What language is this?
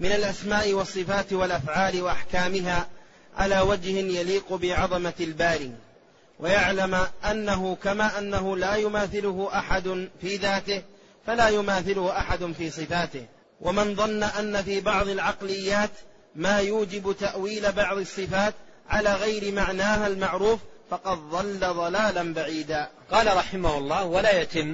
Arabic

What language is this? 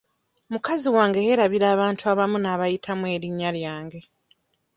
Ganda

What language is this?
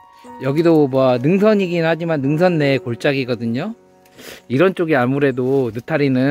Korean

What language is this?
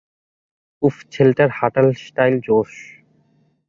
Bangla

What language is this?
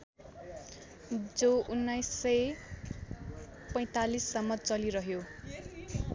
Nepali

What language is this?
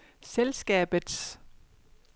Danish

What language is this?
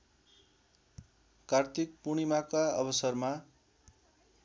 Nepali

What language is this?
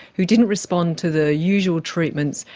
English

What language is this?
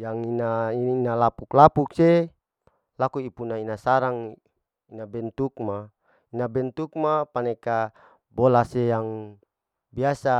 Larike-Wakasihu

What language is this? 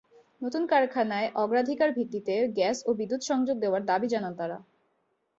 Bangla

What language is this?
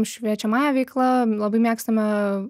Lithuanian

